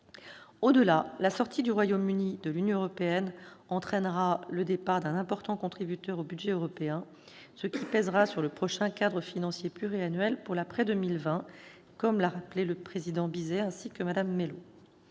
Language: French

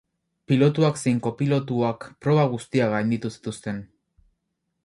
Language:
Basque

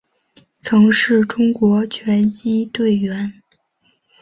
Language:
Chinese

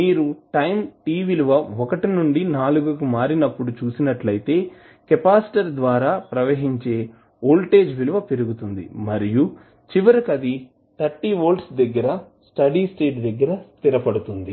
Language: Telugu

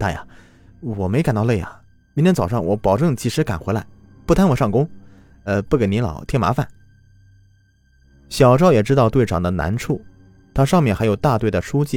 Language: Chinese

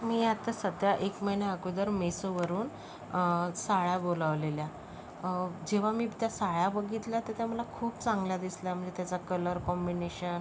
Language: Marathi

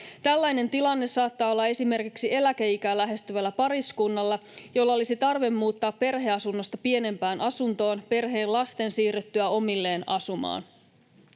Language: Finnish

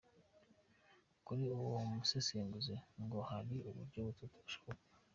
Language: Kinyarwanda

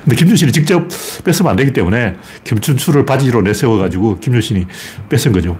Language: Korean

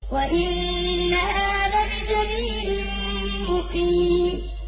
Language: Arabic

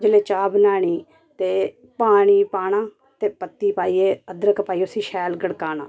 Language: Dogri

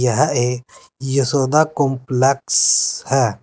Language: Hindi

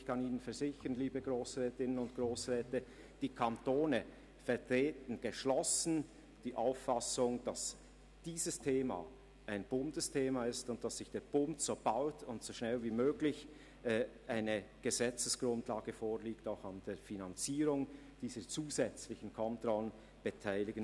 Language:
Swiss German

